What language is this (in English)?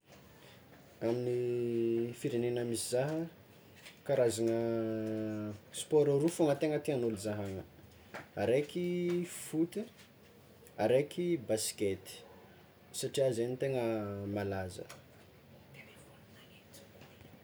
Tsimihety Malagasy